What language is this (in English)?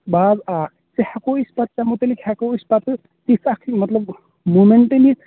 Kashmiri